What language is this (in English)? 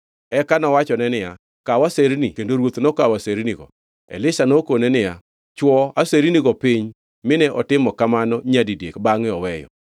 Luo (Kenya and Tanzania)